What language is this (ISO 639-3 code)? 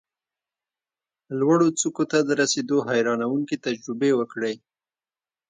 pus